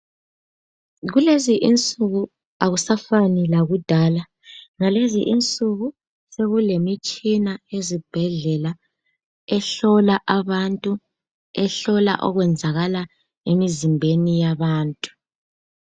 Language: North Ndebele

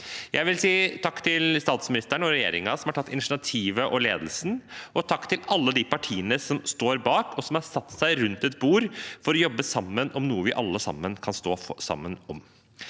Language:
Norwegian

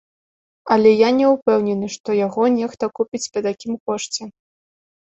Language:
Belarusian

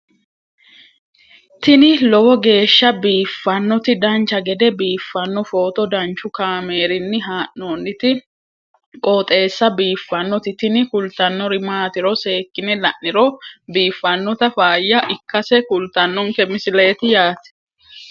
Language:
Sidamo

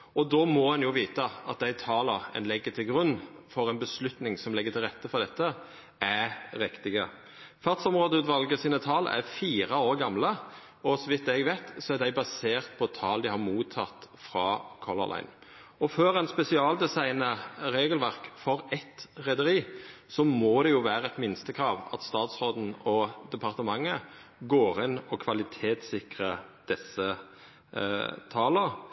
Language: Norwegian Nynorsk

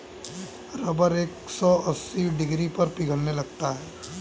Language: Hindi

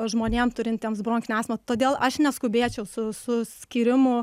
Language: Lithuanian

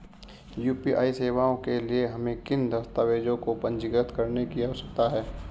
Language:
Hindi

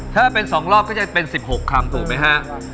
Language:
Thai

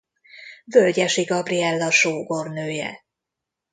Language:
Hungarian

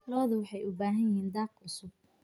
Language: Somali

